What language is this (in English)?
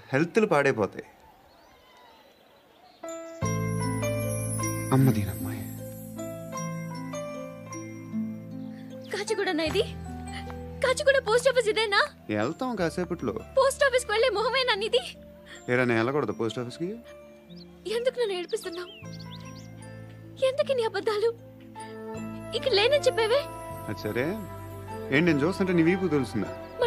Telugu